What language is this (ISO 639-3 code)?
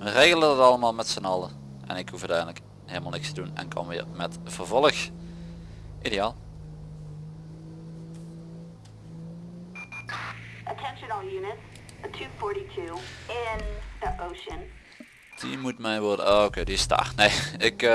nld